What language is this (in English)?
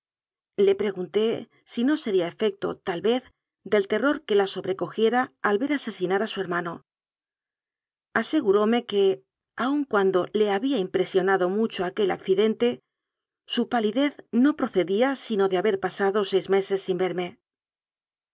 Spanish